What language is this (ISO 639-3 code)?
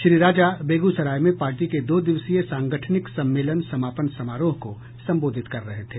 hin